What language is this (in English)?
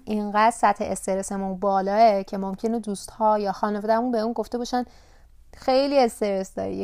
Persian